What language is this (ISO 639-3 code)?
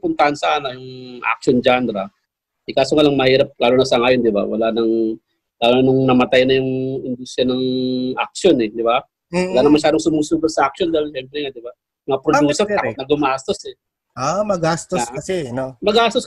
fil